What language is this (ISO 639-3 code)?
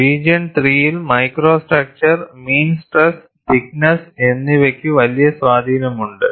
mal